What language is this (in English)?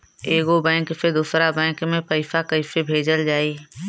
Bhojpuri